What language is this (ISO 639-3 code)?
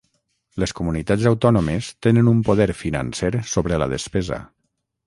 cat